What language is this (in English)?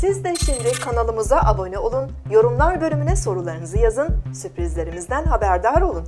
Turkish